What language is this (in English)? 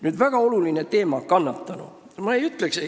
Estonian